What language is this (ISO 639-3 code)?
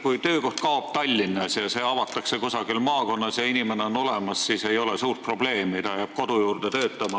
est